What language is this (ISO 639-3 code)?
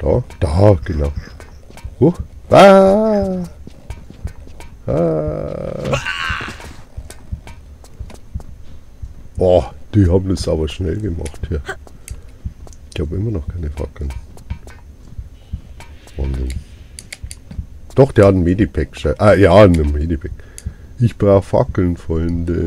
deu